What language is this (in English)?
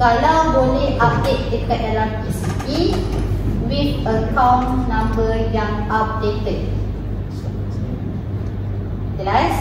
Malay